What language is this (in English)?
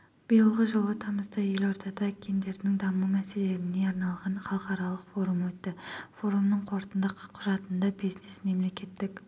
Kazakh